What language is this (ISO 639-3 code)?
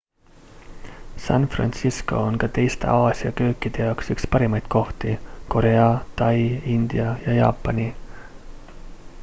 est